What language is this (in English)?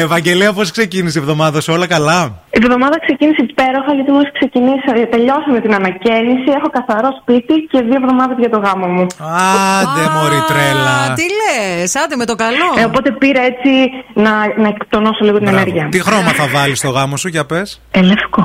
Greek